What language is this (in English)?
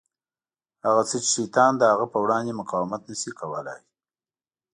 Pashto